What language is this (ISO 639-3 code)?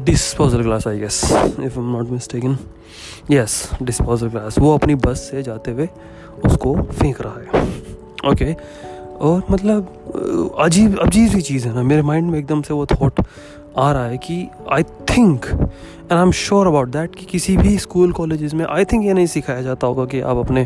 hin